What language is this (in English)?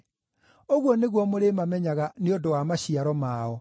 Kikuyu